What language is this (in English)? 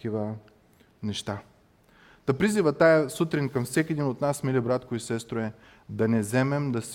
Bulgarian